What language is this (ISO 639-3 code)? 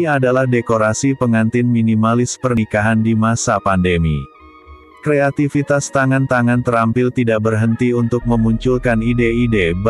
ind